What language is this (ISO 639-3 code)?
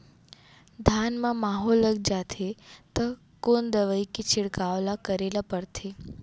hne